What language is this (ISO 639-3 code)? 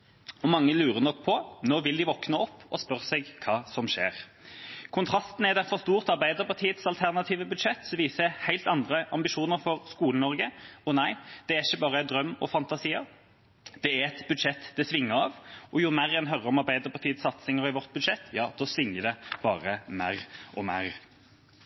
nob